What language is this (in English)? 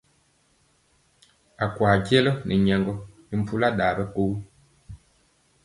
Mpiemo